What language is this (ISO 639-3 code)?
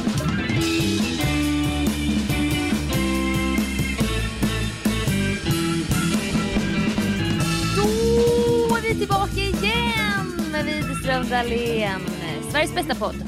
swe